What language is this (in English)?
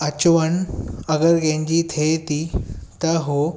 Sindhi